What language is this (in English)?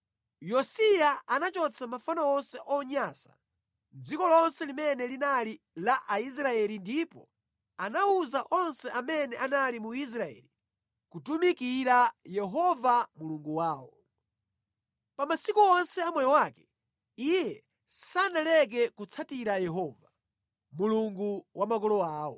Nyanja